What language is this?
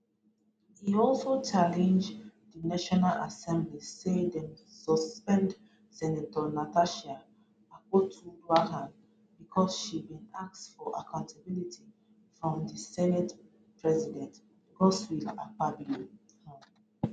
Nigerian Pidgin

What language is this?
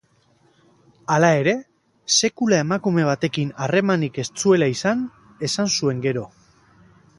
Basque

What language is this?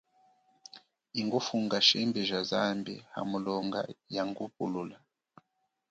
Chokwe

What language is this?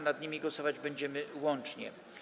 Polish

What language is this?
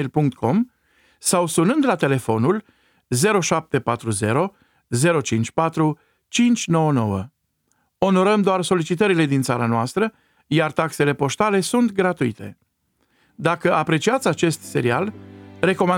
Romanian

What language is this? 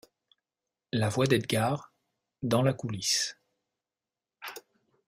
French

